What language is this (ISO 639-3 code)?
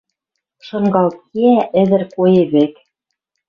mrj